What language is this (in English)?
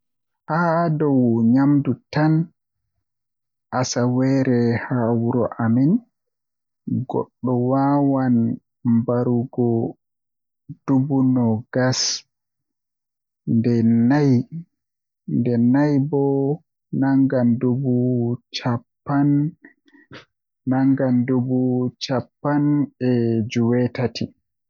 Western Niger Fulfulde